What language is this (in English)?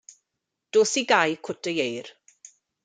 Welsh